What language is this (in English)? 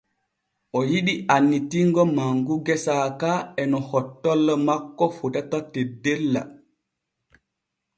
Borgu Fulfulde